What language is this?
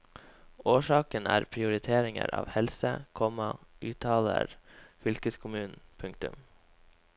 Norwegian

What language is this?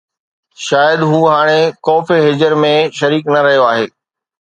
Sindhi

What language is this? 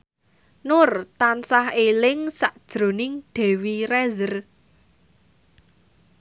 Javanese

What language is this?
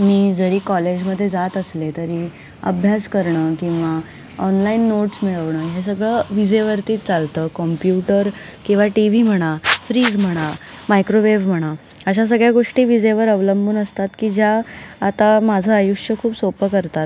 Marathi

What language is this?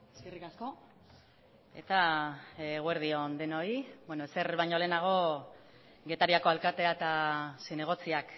Basque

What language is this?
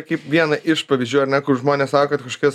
Lithuanian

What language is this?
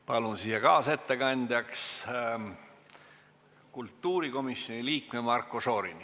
Estonian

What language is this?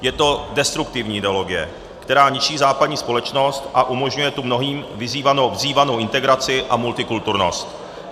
Czech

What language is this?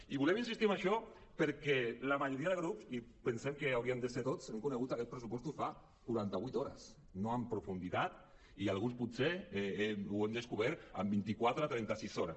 Catalan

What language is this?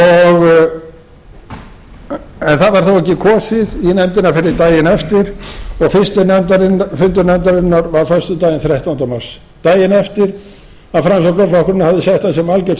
Icelandic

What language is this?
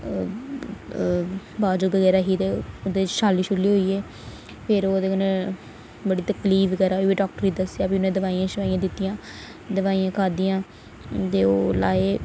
Dogri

